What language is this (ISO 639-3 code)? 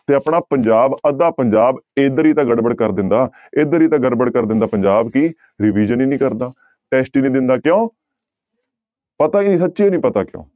pan